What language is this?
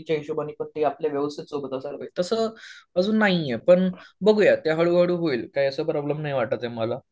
Marathi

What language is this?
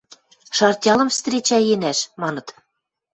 Western Mari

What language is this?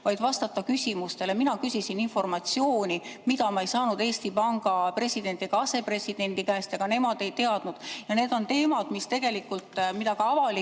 Estonian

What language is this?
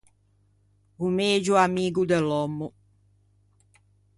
Ligurian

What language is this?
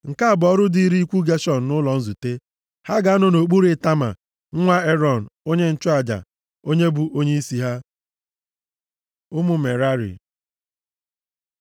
Igbo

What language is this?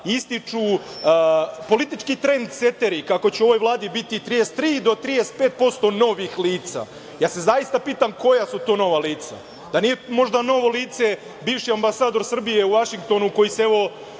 Serbian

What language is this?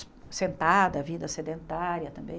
Portuguese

